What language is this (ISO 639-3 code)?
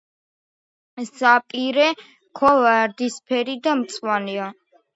kat